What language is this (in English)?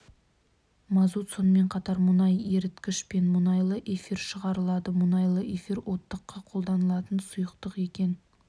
Kazakh